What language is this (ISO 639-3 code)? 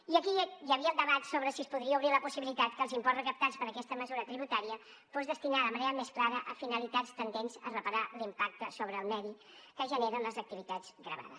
cat